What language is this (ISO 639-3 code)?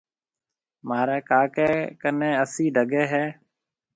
mve